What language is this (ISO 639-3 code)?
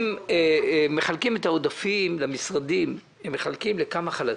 heb